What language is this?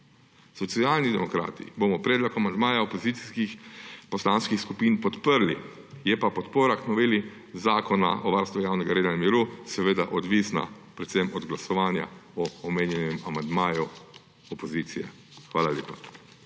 Slovenian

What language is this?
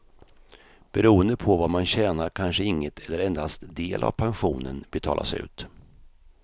Swedish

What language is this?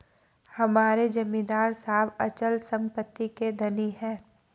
Hindi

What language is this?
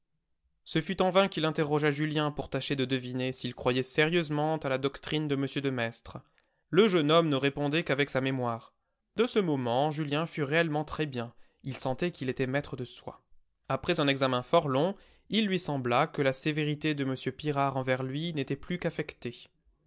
French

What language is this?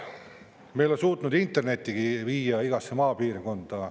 Estonian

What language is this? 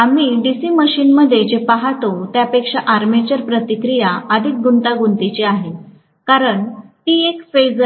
Marathi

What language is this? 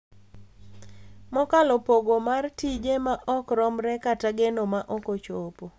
Luo (Kenya and Tanzania)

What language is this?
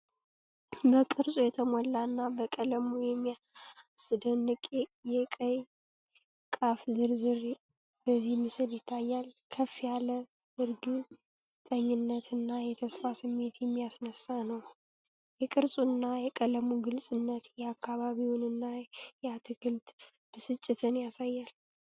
Amharic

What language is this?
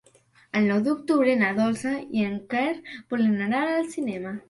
Catalan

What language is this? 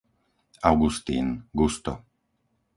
Slovak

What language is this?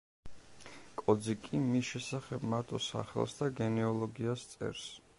Georgian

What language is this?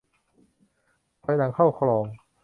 Thai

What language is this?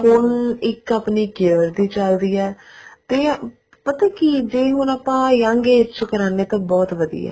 Punjabi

